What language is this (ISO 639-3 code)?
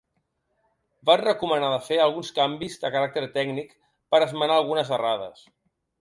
cat